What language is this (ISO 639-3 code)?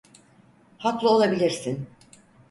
tur